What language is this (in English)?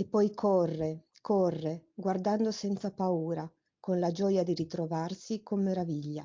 Italian